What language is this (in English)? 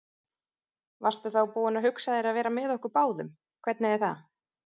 Icelandic